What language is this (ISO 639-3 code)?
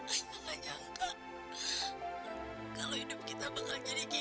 ind